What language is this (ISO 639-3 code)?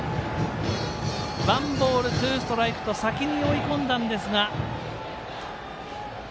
jpn